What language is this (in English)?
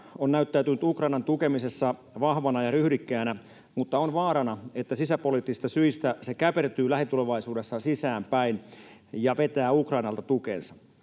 Finnish